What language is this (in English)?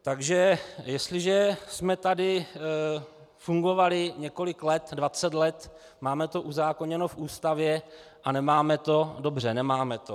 Czech